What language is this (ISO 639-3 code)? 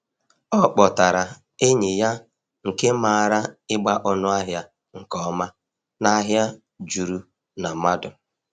ibo